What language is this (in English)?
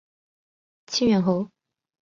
Chinese